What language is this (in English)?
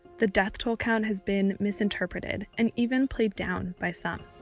English